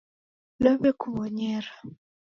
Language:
Taita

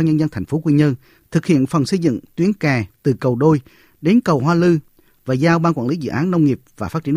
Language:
Vietnamese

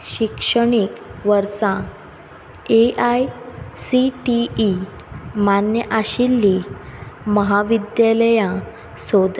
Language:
Konkani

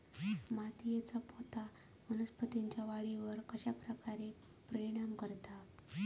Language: Marathi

